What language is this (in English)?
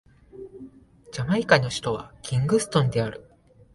Japanese